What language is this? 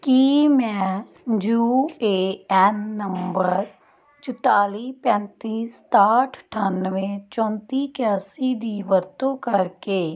Punjabi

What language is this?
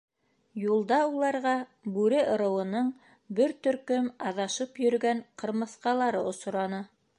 Bashkir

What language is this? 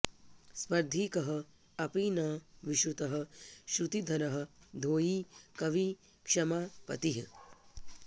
Sanskrit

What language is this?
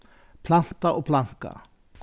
Faroese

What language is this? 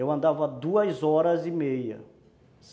Portuguese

